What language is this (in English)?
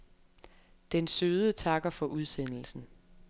Danish